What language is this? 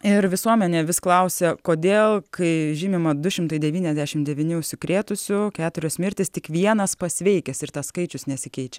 Lithuanian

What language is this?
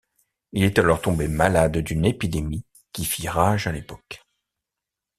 French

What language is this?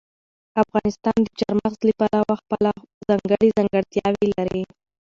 Pashto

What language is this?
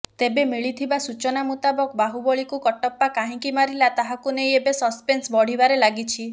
Odia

